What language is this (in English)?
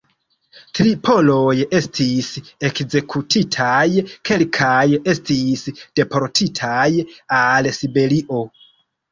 Esperanto